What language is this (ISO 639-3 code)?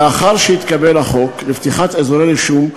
heb